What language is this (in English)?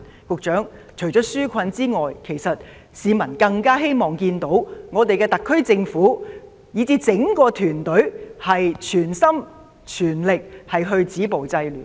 Cantonese